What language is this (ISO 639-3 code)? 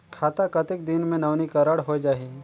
hne